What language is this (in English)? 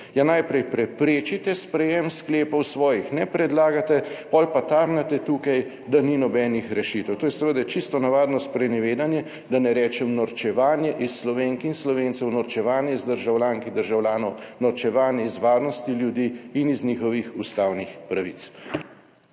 Slovenian